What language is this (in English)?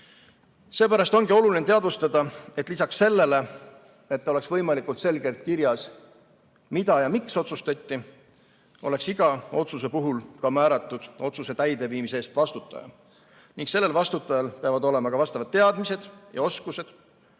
Estonian